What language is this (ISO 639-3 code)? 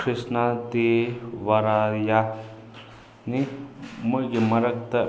mni